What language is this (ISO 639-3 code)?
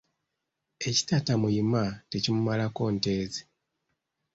lug